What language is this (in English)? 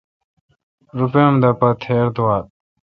Kalkoti